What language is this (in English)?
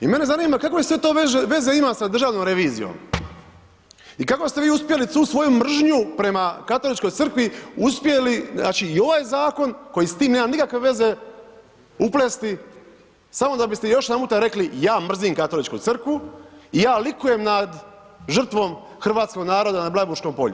Croatian